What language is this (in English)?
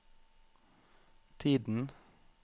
Norwegian